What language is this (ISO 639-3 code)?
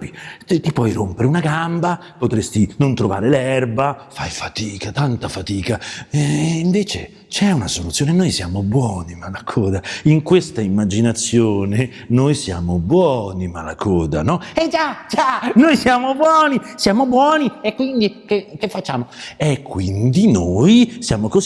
ita